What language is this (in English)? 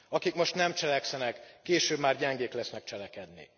Hungarian